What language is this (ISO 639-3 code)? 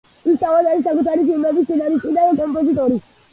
kat